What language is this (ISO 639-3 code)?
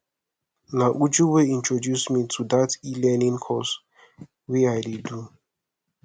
pcm